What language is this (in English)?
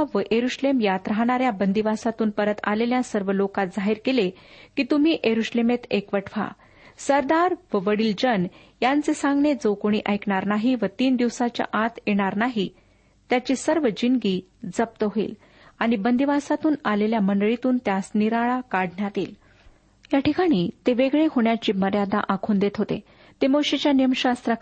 Marathi